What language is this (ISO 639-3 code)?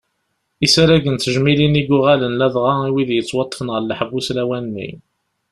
kab